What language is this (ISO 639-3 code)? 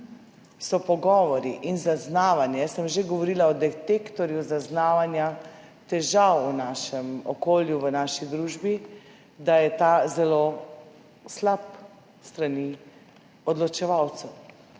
slv